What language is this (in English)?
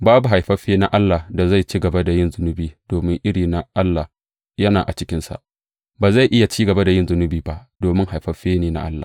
Hausa